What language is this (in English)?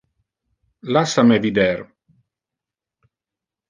Interlingua